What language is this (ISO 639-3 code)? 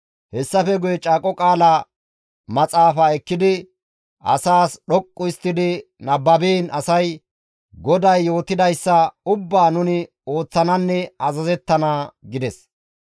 gmv